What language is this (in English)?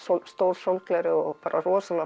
Icelandic